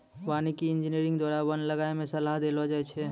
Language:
Maithili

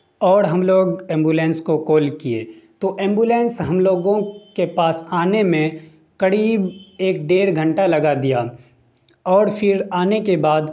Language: Urdu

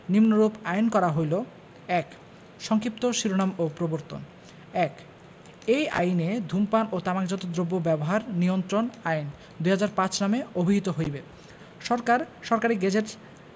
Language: Bangla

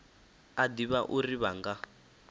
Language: Venda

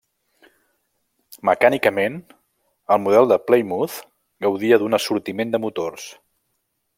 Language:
Catalan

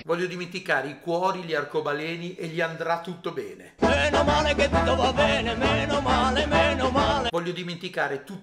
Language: Italian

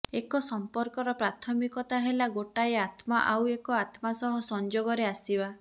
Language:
Odia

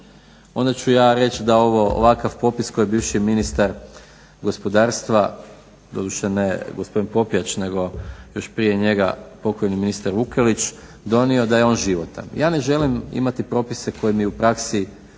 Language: Croatian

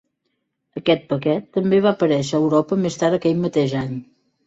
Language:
Catalan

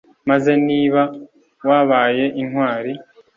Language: Kinyarwanda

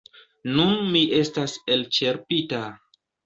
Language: Esperanto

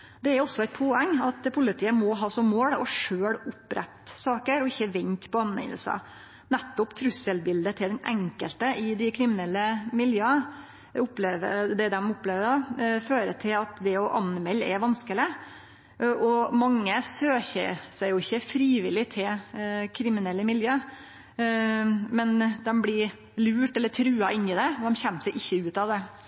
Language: Norwegian Nynorsk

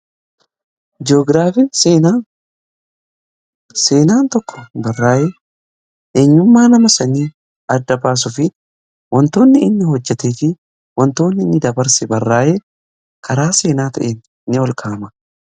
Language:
Oromo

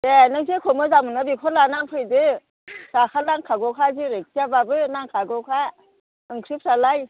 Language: Bodo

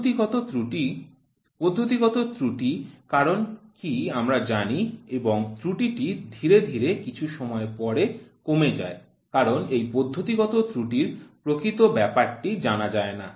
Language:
Bangla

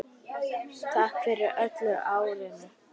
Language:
Icelandic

